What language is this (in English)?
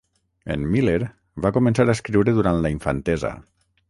Catalan